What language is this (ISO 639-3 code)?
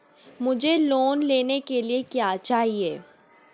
hin